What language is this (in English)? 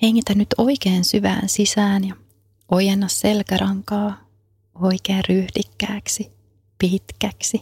Finnish